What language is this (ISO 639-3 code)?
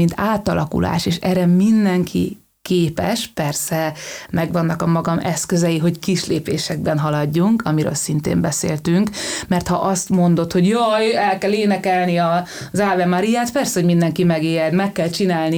hun